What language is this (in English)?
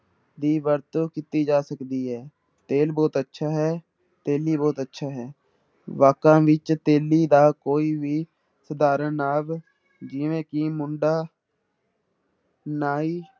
Punjabi